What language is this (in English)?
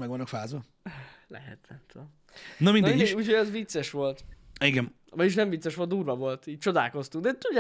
Hungarian